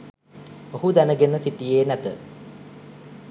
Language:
Sinhala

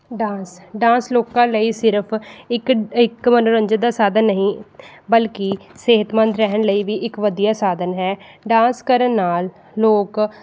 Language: Punjabi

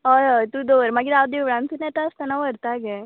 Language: Konkani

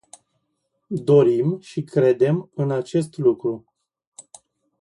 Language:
Romanian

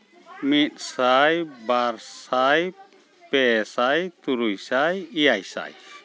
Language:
Santali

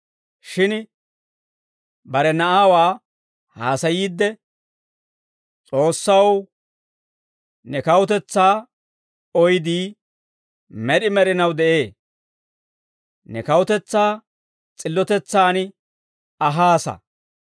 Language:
Dawro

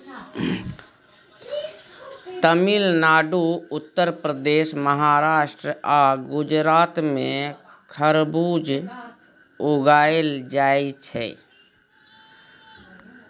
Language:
Maithili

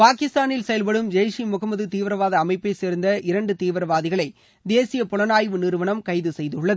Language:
Tamil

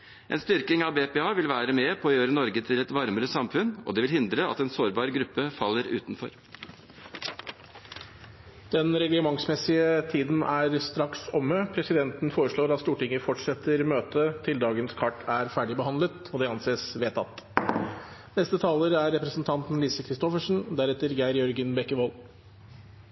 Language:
Norwegian Bokmål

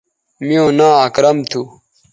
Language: Bateri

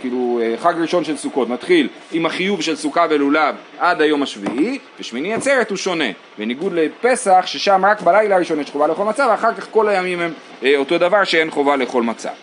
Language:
Hebrew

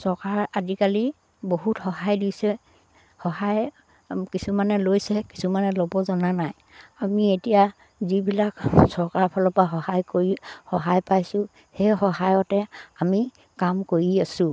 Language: Assamese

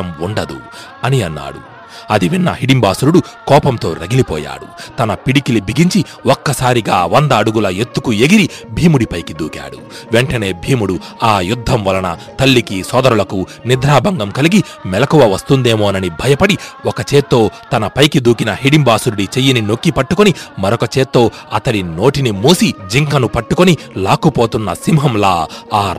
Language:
Telugu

